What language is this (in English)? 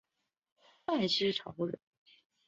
Chinese